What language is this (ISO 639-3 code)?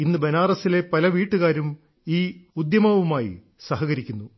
mal